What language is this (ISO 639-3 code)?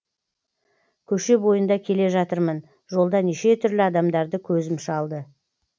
kaz